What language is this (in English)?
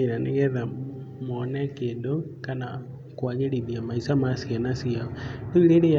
Kikuyu